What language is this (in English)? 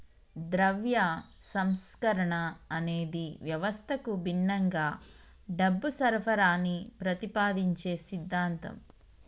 Telugu